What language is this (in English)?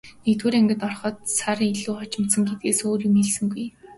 Mongolian